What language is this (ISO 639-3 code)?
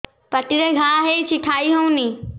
ori